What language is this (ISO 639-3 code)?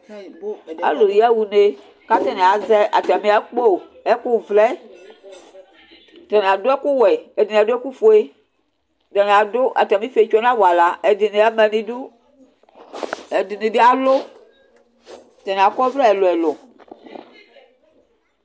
kpo